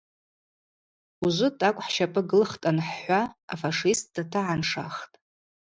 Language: Abaza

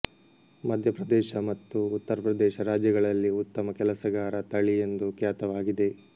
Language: Kannada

